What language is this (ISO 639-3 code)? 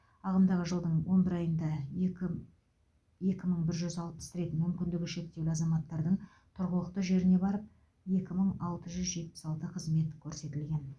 kaz